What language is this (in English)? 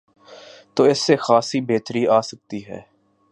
Urdu